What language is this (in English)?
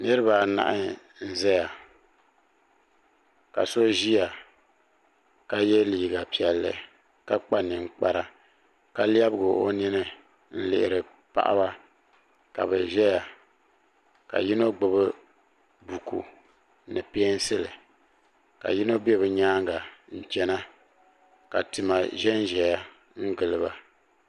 Dagbani